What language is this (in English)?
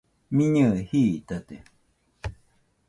Nüpode Huitoto